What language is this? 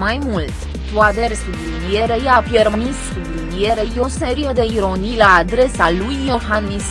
Romanian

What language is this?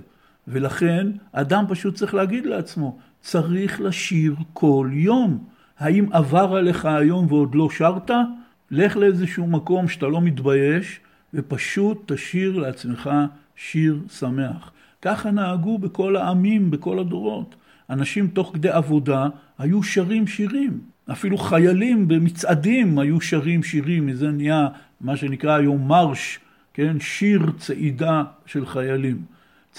Hebrew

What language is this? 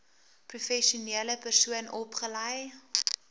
Afrikaans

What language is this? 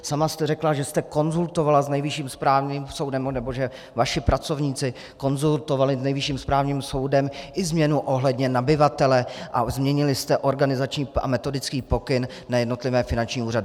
Czech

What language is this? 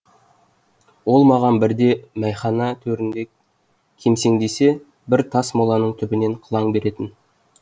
Kazakh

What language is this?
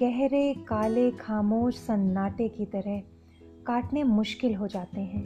Hindi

